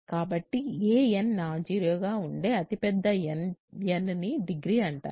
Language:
Telugu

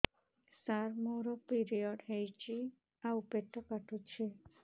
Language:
Odia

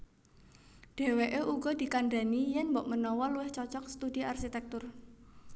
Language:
Javanese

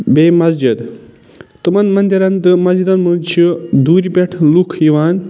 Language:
Kashmiri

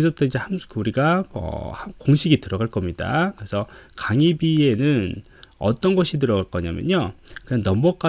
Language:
Korean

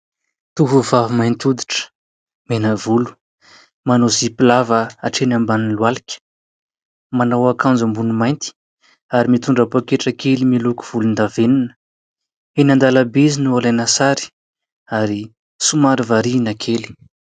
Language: Malagasy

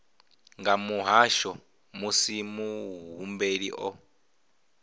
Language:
Venda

